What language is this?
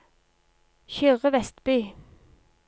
Norwegian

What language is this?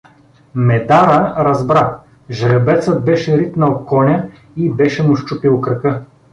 Bulgarian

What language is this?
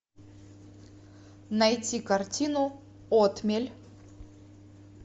Russian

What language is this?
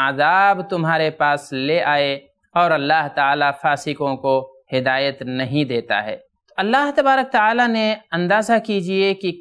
Arabic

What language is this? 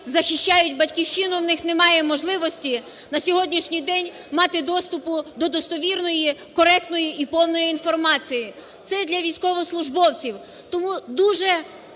Ukrainian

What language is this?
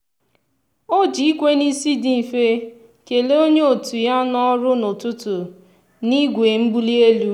Igbo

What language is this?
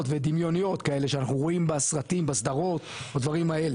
Hebrew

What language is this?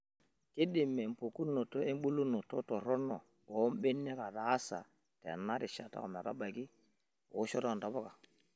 Masai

